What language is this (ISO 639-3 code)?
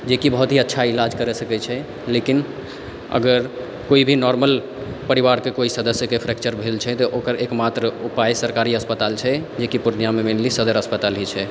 mai